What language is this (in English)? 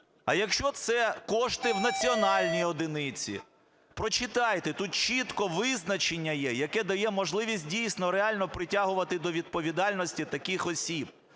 Ukrainian